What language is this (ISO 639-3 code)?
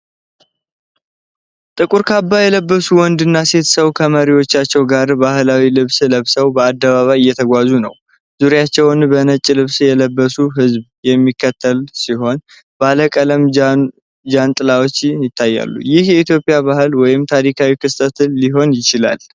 amh